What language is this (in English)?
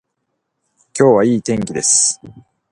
Japanese